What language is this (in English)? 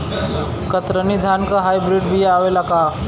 Bhojpuri